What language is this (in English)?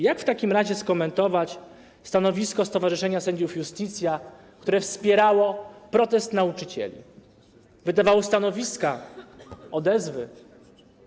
Polish